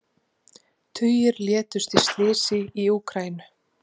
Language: Icelandic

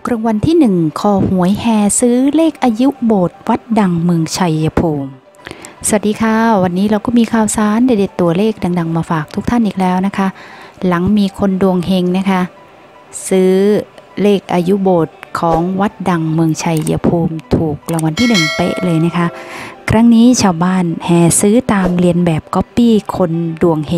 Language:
Thai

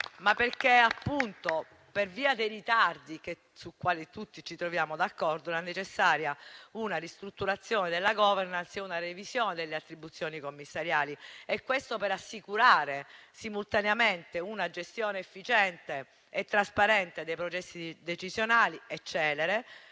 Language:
Italian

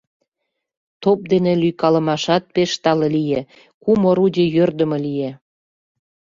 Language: Mari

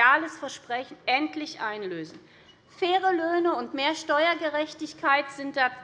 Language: German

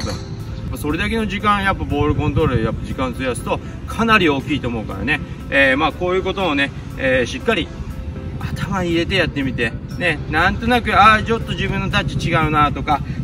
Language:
Japanese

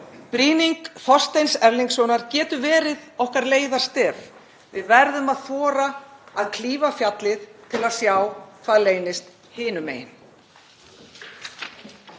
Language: Icelandic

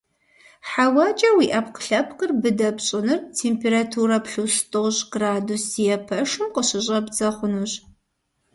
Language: Kabardian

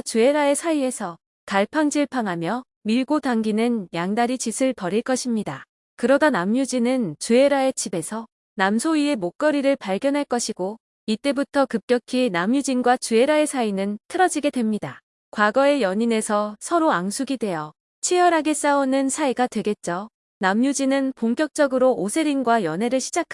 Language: Korean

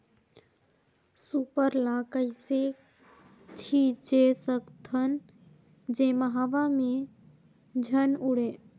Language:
Chhattisgarhi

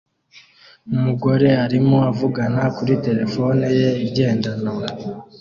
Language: Kinyarwanda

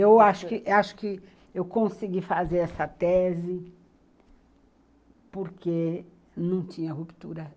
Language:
Portuguese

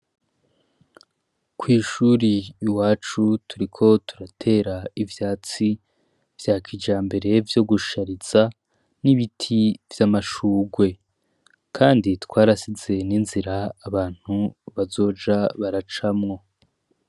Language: Rundi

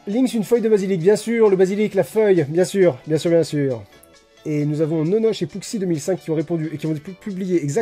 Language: French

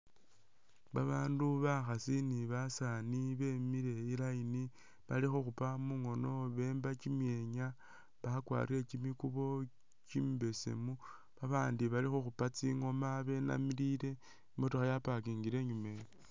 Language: Masaaba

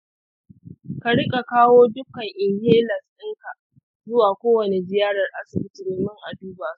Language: Hausa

